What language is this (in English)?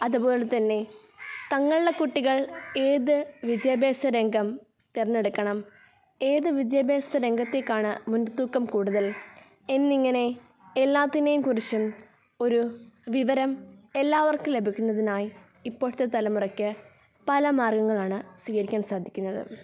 Malayalam